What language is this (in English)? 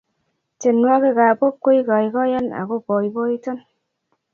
Kalenjin